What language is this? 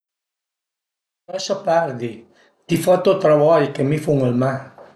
Piedmontese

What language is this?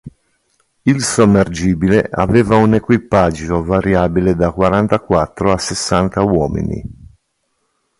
Italian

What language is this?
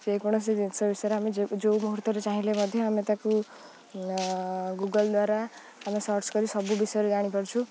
Odia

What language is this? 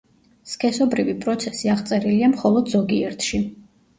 Georgian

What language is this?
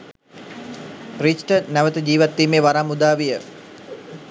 Sinhala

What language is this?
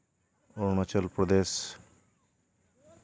Santali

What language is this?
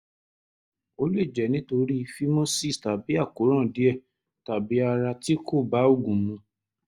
Yoruba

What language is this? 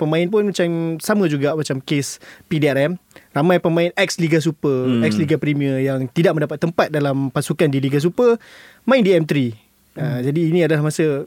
Malay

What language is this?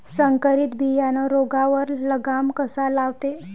Marathi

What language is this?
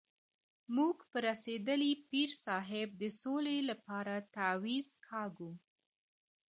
Pashto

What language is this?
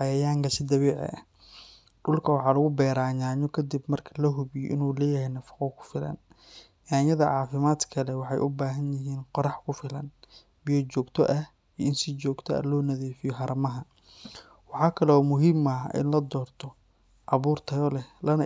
Somali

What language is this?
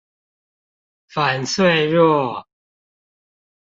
Chinese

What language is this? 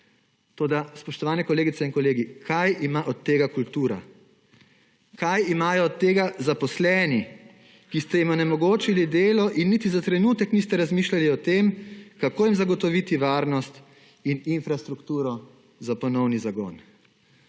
Slovenian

